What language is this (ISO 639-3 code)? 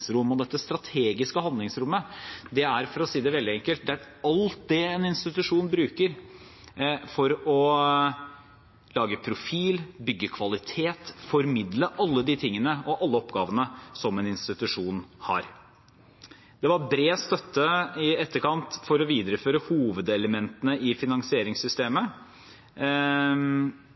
nob